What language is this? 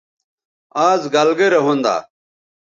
Bateri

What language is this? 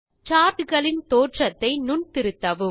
Tamil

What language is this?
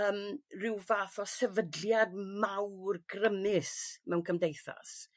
Welsh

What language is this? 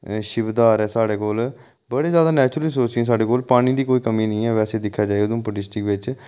Dogri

